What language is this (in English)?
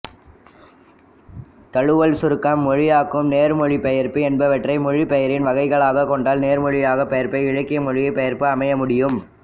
Tamil